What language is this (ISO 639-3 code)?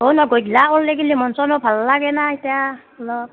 asm